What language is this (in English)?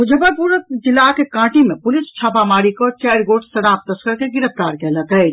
Maithili